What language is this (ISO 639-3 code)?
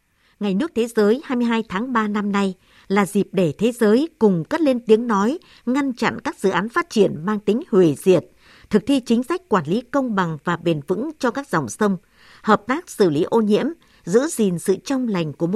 vie